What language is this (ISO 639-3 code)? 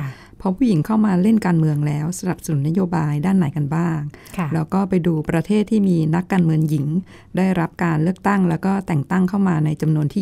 tha